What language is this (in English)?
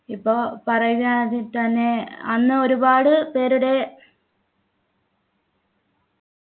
Malayalam